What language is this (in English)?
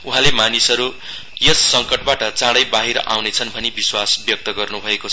Nepali